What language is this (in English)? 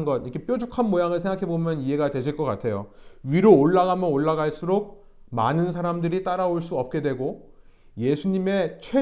Korean